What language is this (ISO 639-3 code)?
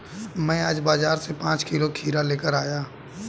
hin